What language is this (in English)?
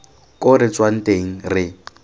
Tswana